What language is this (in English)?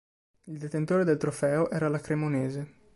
Italian